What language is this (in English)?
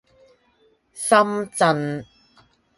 Cantonese